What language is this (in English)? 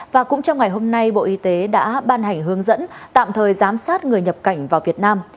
Vietnamese